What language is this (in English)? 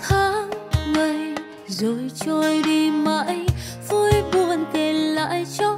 Vietnamese